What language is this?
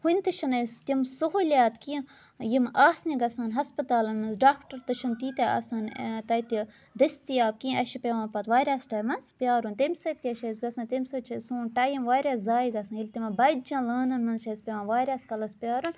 Kashmiri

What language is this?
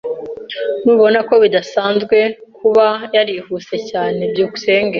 Kinyarwanda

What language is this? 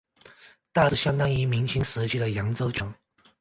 Chinese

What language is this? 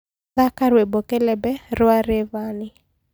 Kikuyu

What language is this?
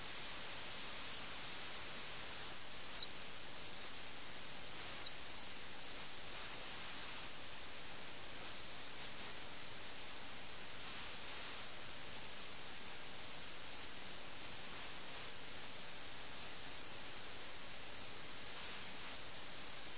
Malayalam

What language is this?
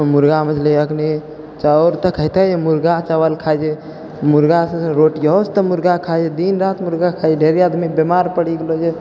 Maithili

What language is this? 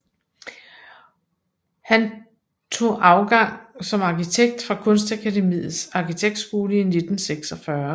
Danish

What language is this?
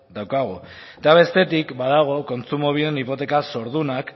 Basque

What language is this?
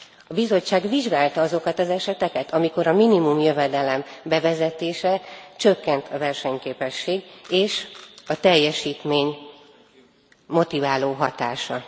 Hungarian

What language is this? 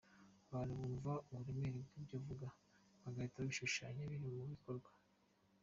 Kinyarwanda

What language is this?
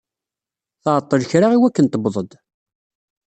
Kabyle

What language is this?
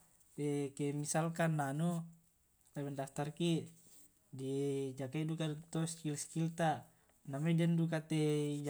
Tae'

